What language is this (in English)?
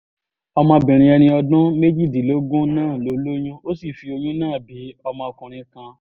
Yoruba